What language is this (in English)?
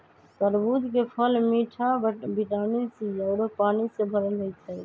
Magahi